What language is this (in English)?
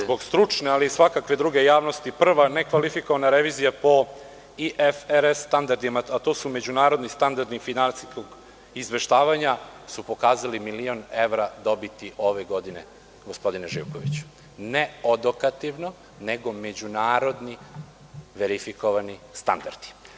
Serbian